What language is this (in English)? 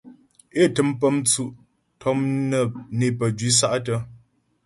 Ghomala